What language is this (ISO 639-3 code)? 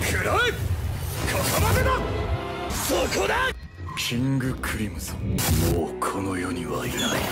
jpn